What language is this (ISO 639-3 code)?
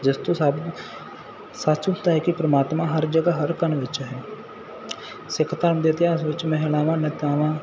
pan